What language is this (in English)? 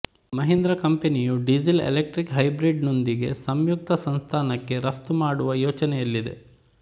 Kannada